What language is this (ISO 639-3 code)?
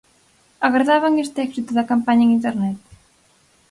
glg